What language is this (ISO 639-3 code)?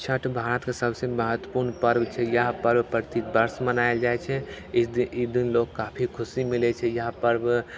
mai